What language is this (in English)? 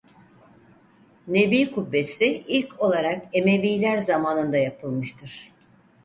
Turkish